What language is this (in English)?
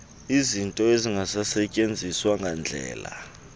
Xhosa